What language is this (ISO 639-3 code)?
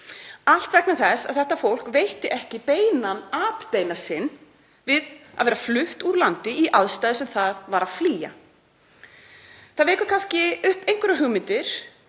isl